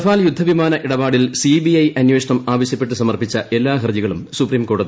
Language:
Malayalam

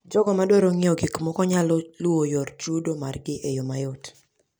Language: Luo (Kenya and Tanzania)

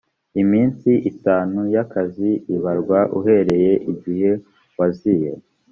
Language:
Kinyarwanda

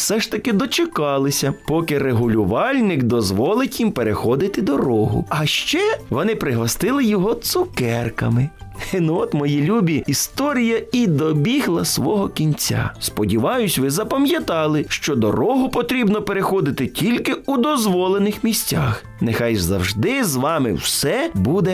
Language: Ukrainian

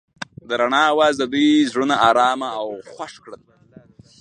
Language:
Pashto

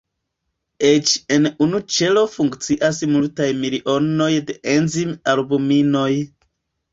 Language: Esperanto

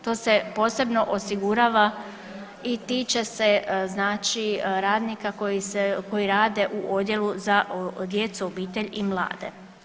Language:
Croatian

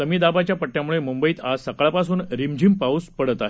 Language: Marathi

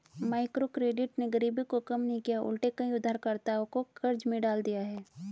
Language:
Hindi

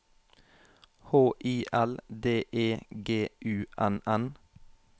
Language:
Norwegian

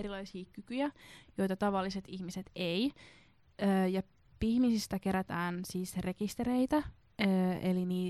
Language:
Finnish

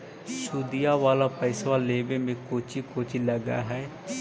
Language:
Magahi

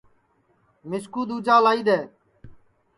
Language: Sansi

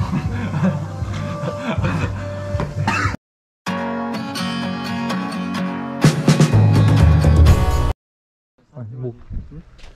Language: Korean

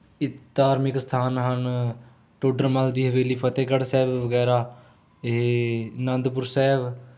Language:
Punjabi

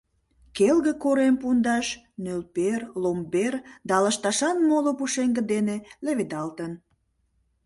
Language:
Mari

